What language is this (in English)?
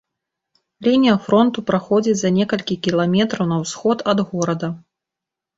Belarusian